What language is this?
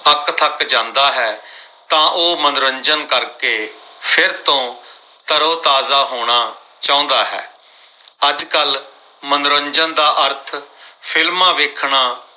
Punjabi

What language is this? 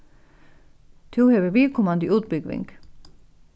Faroese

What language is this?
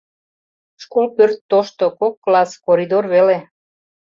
Mari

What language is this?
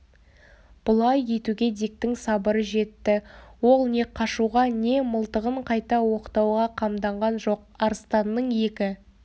Kazakh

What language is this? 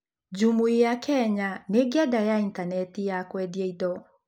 Kikuyu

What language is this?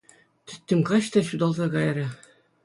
Chuvash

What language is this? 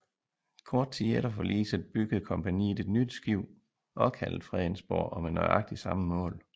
Danish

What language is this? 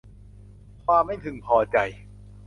Thai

